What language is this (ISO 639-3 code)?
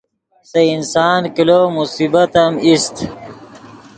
ydg